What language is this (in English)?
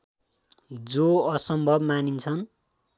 Nepali